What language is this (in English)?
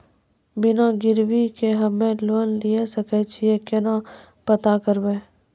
Maithili